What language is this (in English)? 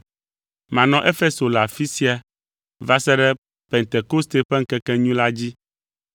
Ewe